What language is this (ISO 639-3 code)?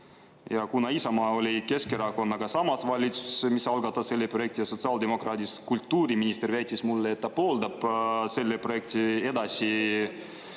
est